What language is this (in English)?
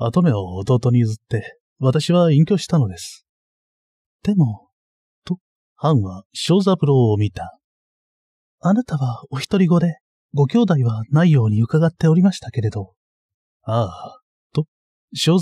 Japanese